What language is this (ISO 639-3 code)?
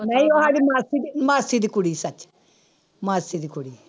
pan